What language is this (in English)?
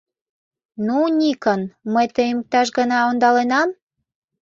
Mari